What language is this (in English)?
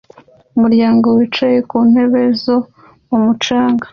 Kinyarwanda